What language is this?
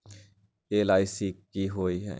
Magahi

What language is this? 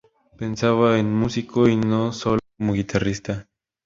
Spanish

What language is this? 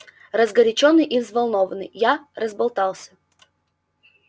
Russian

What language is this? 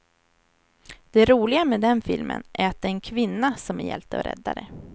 Swedish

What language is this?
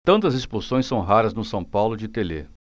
Portuguese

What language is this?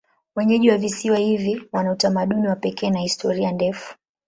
Swahili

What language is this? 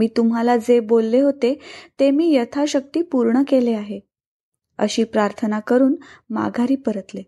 Marathi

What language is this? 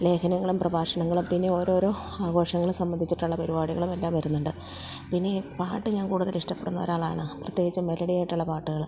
Malayalam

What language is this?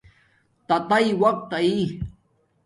Domaaki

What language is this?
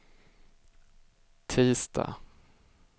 Swedish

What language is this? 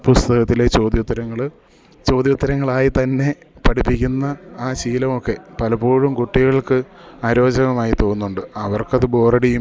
Malayalam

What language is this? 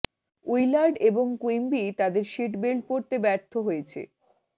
Bangla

